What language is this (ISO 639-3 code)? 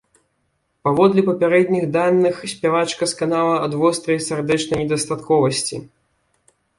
bel